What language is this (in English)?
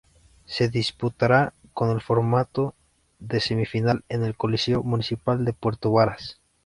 Spanish